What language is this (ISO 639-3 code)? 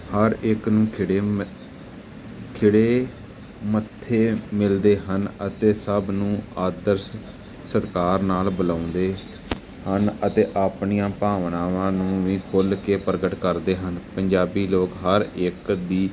pan